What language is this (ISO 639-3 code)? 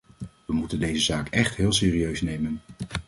nld